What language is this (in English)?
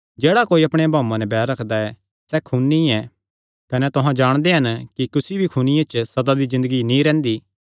Kangri